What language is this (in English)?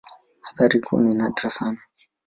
Swahili